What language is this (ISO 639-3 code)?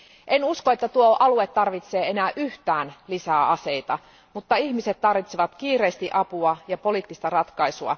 fin